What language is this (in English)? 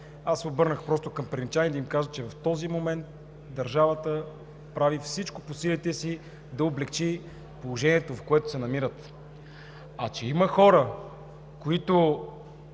Bulgarian